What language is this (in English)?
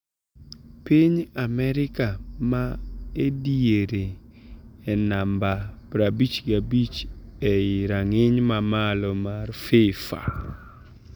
Luo (Kenya and Tanzania)